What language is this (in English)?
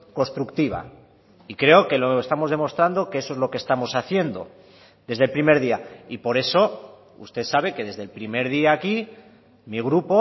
Spanish